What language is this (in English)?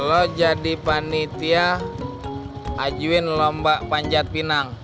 Indonesian